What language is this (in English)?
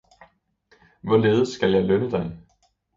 Danish